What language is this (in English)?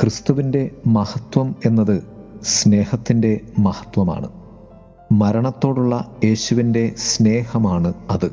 Malayalam